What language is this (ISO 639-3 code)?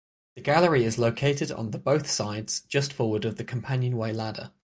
eng